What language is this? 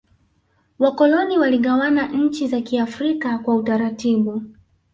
Swahili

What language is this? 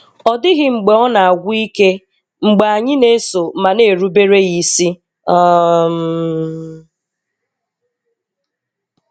Igbo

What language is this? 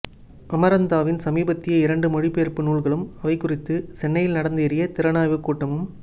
Tamil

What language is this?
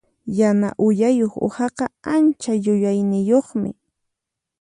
Puno Quechua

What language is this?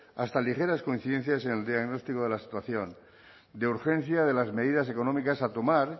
Spanish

